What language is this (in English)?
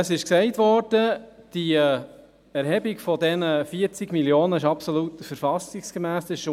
Swiss German